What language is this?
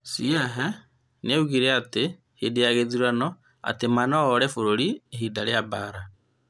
Kikuyu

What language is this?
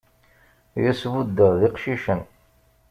Kabyle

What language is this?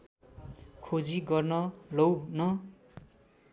Nepali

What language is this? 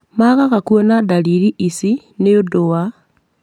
Kikuyu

